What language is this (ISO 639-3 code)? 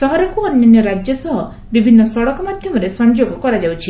ori